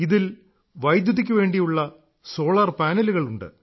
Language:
Malayalam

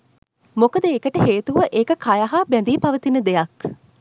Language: Sinhala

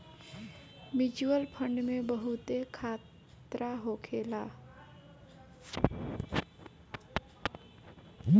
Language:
Bhojpuri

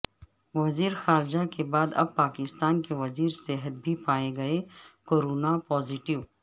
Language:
Urdu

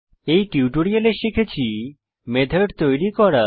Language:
Bangla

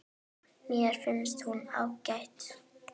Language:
Icelandic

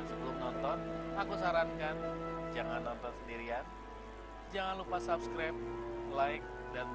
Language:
Indonesian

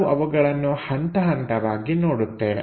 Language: Kannada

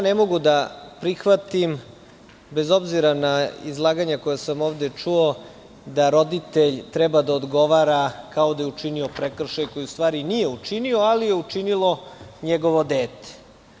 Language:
Serbian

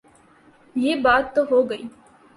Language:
Urdu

